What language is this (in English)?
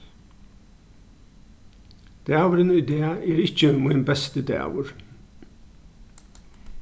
Faroese